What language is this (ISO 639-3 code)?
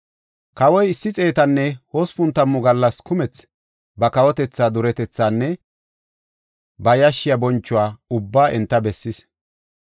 gof